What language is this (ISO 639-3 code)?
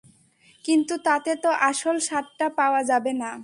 ben